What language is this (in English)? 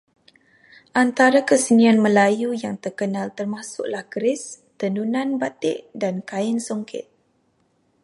Malay